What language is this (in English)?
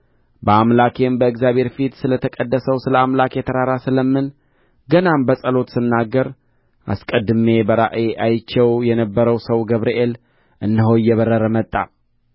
Amharic